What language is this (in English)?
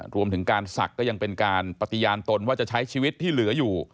Thai